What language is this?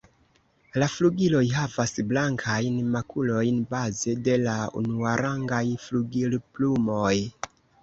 Esperanto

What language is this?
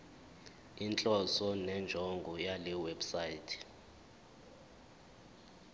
Zulu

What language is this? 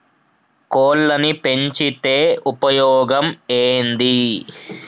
Telugu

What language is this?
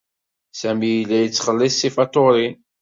Kabyle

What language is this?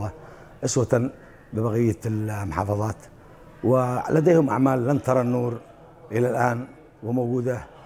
Arabic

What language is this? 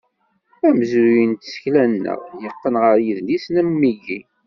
Kabyle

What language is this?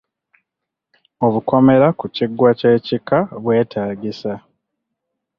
Ganda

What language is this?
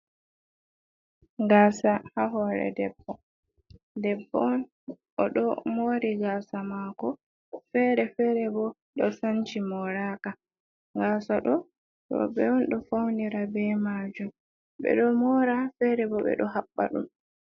Fula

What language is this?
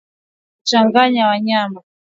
Swahili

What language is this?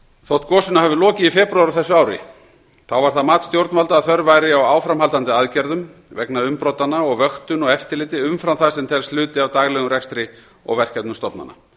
Icelandic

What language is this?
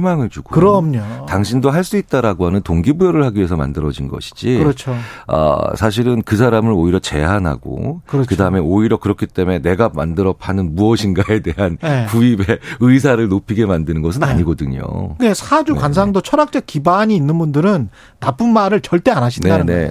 Korean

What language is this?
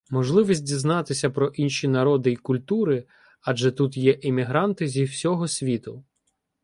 Ukrainian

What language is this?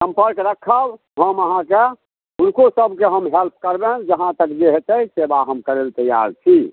Maithili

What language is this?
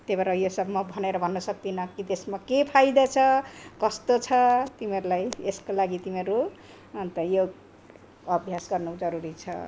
Nepali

